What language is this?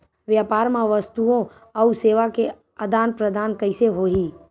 Chhattisgarhi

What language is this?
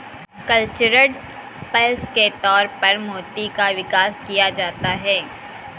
Hindi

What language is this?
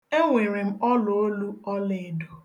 Igbo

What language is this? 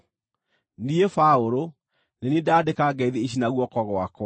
Kikuyu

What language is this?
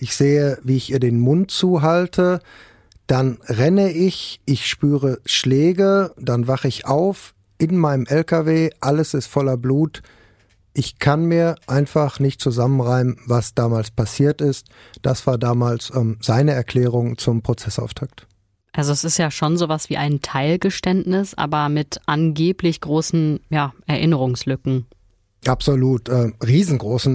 German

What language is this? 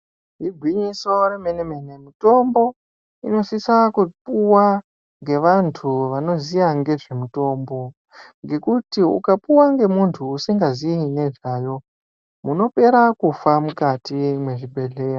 Ndau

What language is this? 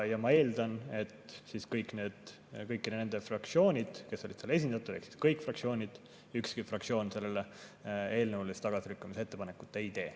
Estonian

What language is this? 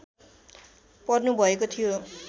Nepali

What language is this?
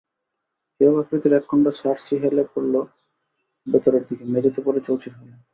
Bangla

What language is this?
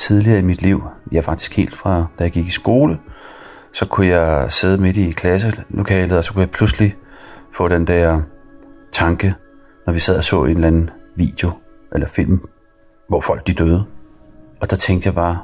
Danish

